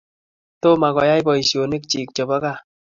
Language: Kalenjin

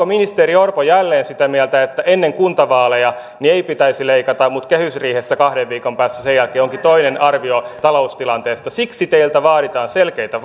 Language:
Finnish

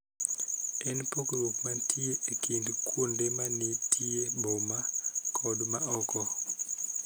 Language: Luo (Kenya and Tanzania)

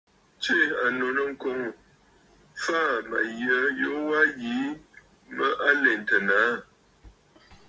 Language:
Bafut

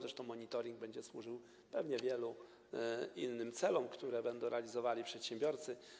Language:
Polish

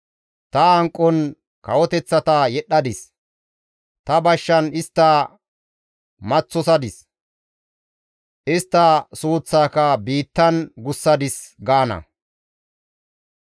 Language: Gamo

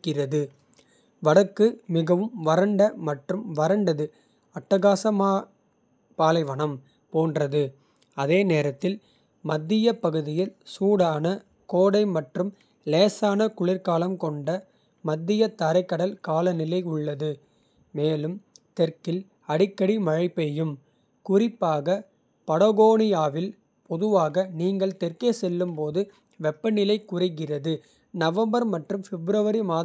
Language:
Kota (India)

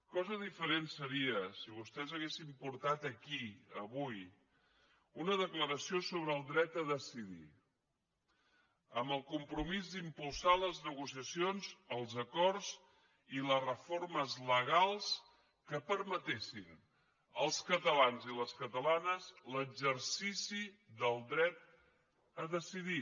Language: Catalan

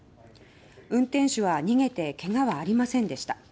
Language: Japanese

